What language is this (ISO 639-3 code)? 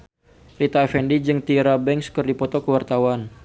sun